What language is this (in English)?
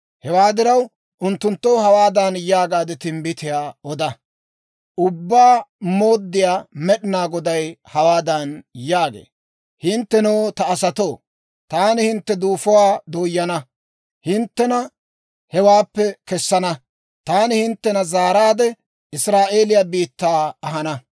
Dawro